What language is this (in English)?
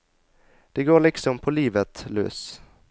Norwegian